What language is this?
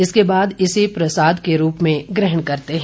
Hindi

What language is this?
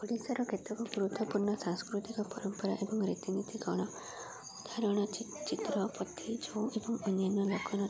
Odia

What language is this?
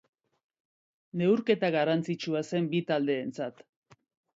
Basque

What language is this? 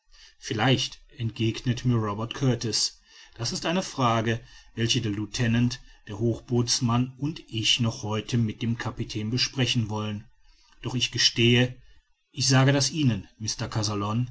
German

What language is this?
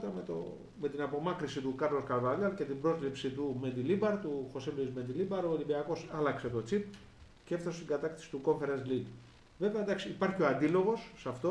Greek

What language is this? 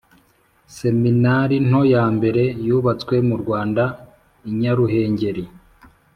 Kinyarwanda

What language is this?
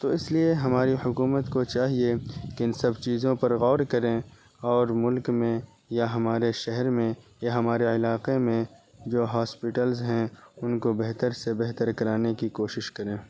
Urdu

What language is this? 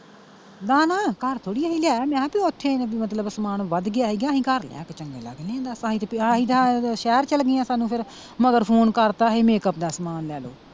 Punjabi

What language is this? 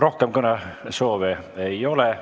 Estonian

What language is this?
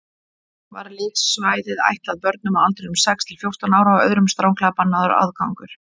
Icelandic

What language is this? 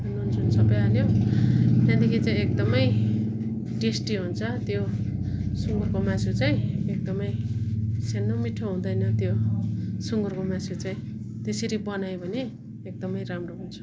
Nepali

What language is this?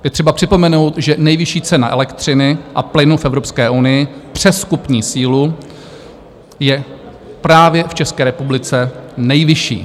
Czech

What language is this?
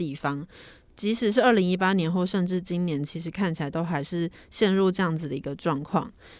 Chinese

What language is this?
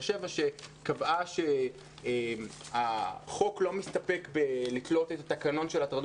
Hebrew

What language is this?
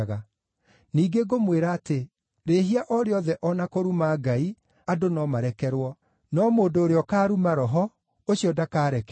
Kikuyu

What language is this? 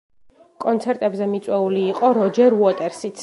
Georgian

